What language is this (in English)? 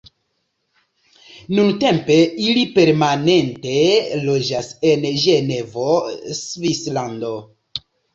Esperanto